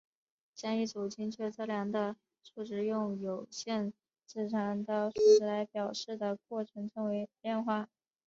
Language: Chinese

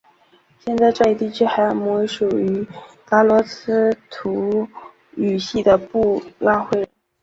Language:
Chinese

